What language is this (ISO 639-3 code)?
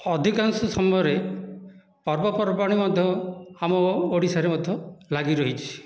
ori